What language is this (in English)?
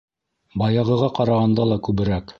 Bashkir